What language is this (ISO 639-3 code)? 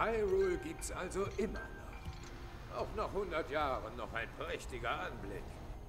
deu